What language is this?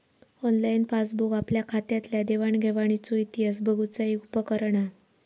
Marathi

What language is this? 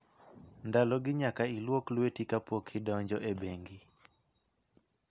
Luo (Kenya and Tanzania)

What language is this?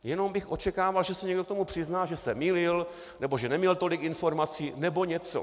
Czech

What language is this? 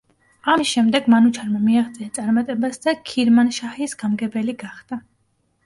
Georgian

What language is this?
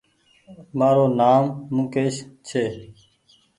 Goaria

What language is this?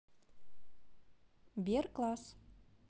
Russian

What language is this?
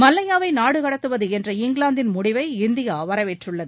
Tamil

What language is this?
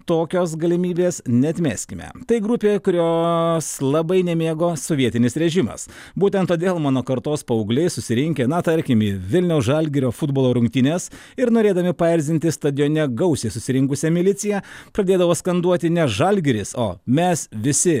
Lithuanian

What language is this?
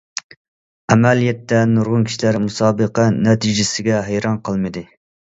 Uyghur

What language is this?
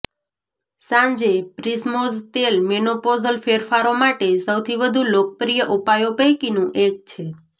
Gujarati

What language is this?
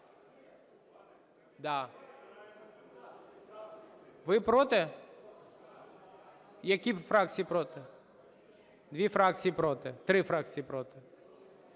Ukrainian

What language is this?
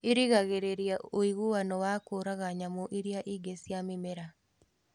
Kikuyu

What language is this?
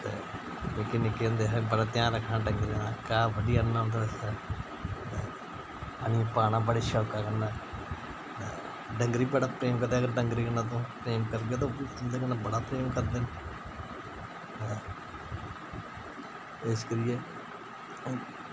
Dogri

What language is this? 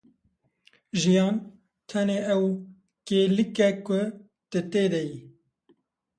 Kurdish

